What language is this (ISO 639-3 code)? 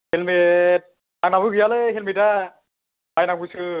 brx